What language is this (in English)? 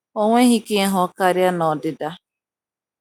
Igbo